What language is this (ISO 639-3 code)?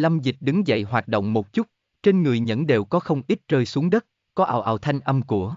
vie